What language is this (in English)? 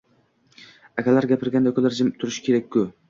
Uzbek